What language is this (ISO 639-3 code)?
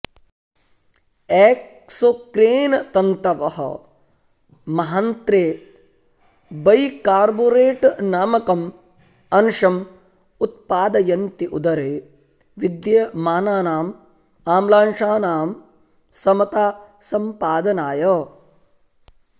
san